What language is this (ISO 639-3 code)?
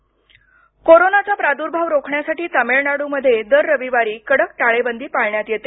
mar